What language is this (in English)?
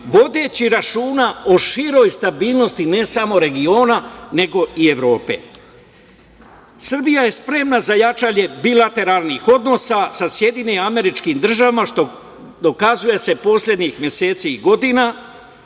Serbian